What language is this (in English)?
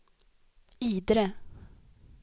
Swedish